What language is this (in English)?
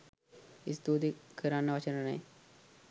Sinhala